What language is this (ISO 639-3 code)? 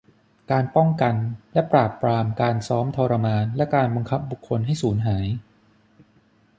tha